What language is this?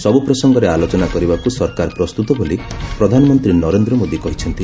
Odia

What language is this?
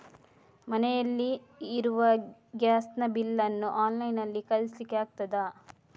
Kannada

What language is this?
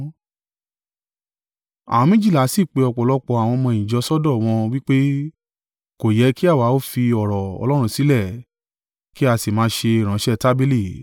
Yoruba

